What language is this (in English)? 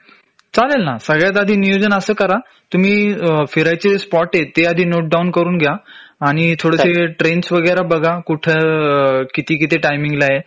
Marathi